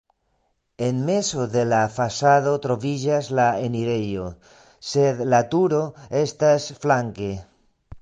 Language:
Esperanto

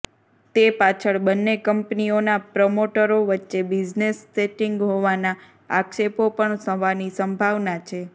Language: Gujarati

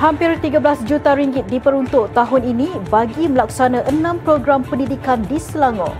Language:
Malay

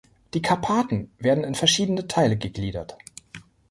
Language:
German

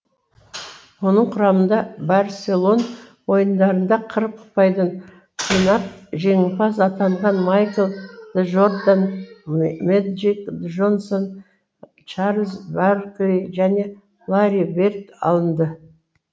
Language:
Kazakh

